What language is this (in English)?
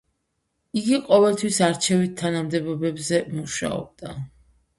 Georgian